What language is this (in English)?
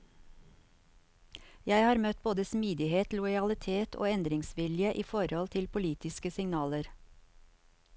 Norwegian